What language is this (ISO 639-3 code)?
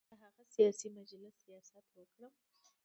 pus